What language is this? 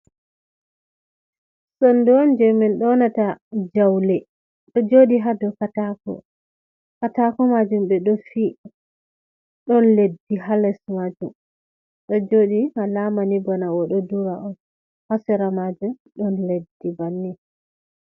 Fula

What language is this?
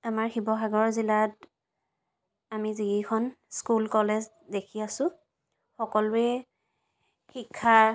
Assamese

